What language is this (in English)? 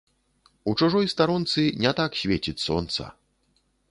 Belarusian